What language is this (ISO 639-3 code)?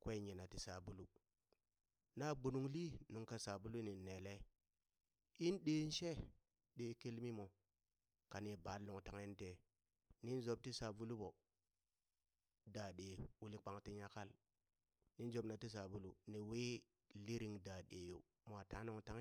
bys